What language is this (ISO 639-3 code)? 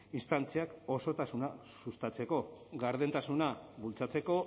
eus